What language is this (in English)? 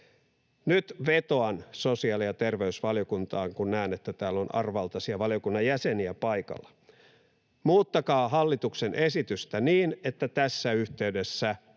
Finnish